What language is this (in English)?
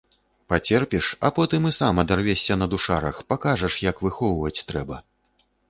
Belarusian